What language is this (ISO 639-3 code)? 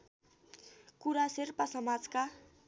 nep